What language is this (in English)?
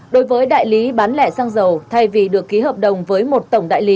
Vietnamese